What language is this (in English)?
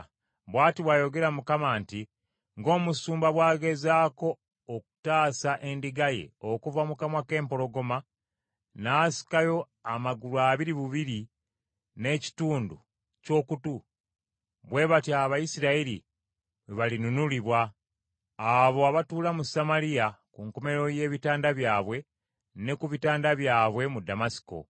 Ganda